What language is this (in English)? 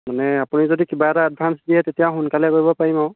Assamese